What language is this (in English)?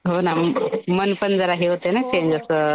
Marathi